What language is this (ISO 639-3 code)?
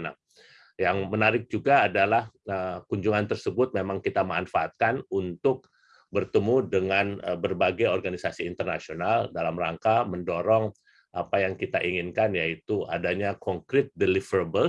ind